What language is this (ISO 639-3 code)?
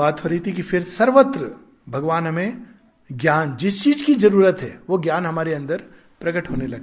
hin